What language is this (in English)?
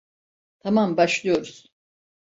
Turkish